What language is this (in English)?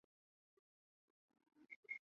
Chinese